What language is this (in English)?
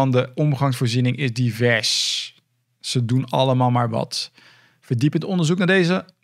Dutch